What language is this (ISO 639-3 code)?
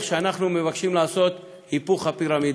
heb